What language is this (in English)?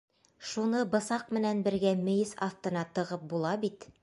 Bashkir